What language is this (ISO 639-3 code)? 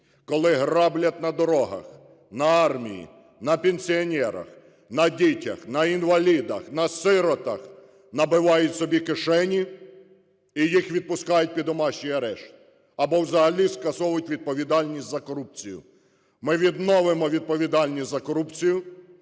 ukr